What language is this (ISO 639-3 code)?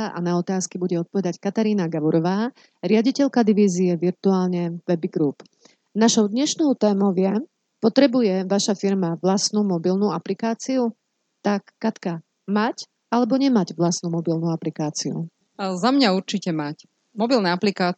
slk